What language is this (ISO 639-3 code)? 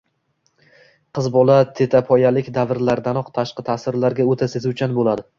uzb